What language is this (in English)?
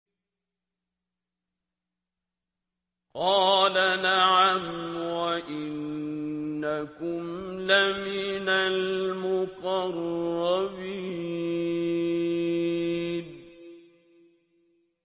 Arabic